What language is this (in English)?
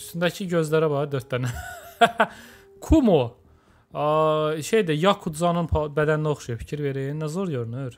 Turkish